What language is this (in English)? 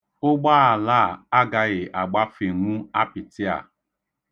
Igbo